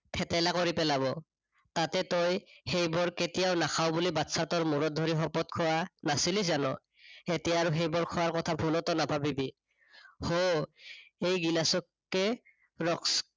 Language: Assamese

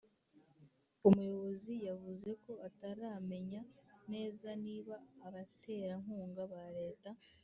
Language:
Kinyarwanda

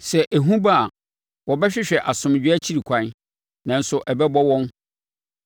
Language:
Akan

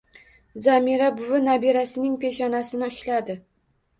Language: Uzbek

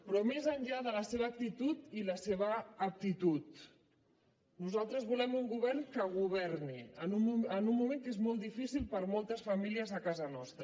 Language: Catalan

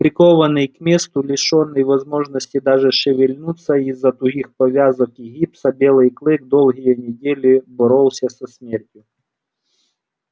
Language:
Russian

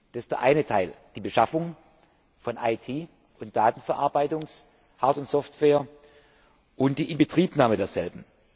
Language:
German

